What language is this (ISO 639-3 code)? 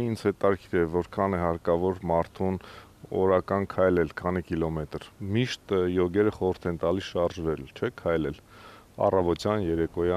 ron